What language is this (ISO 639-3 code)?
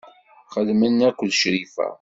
kab